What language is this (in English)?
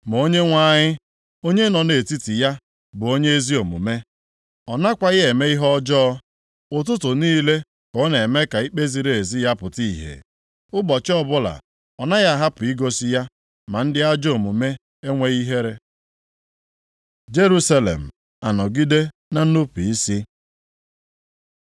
Igbo